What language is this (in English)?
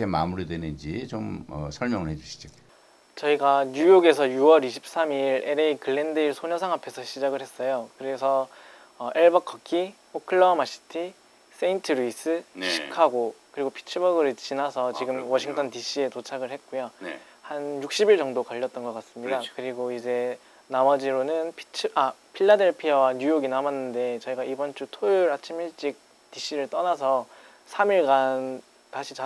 Korean